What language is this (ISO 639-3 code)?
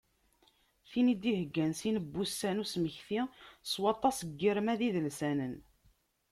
kab